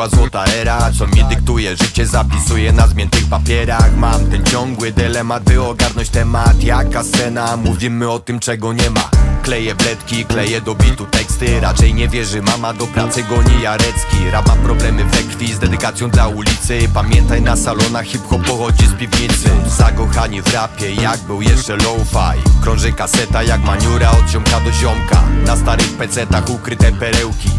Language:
Polish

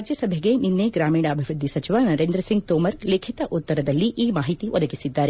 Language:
Kannada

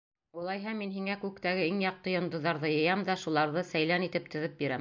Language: Bashkir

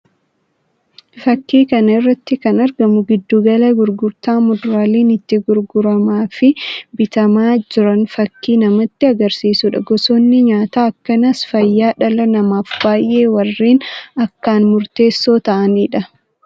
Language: Oromo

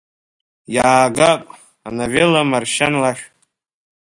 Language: Abkhazian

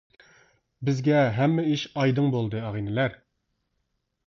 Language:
Uyghur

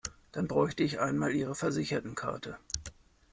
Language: German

